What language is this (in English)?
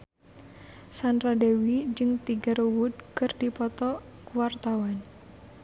Sundanese